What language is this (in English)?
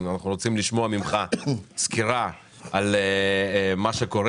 Hebrew